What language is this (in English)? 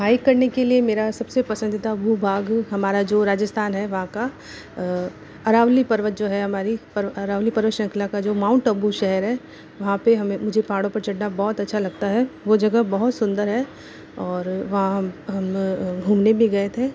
Hindi